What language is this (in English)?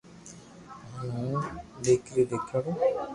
Loarki